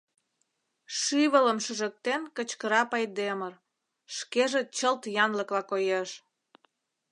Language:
Mari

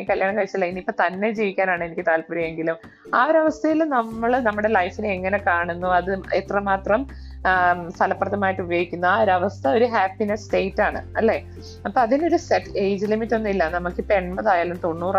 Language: Malayalam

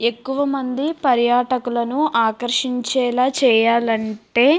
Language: Telugu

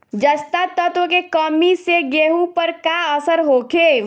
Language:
Bhojpuri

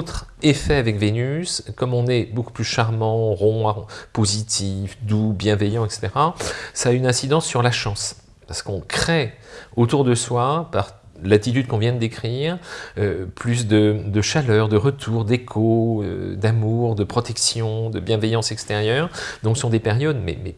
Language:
French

